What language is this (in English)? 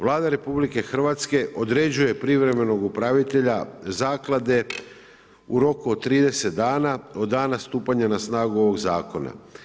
Croatian